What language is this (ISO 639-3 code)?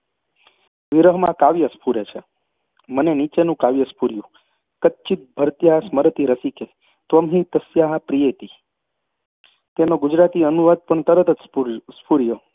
guj